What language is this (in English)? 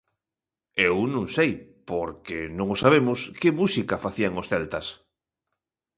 Galician